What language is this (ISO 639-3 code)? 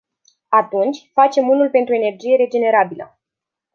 ron